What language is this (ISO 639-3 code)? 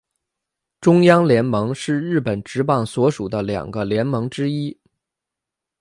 zho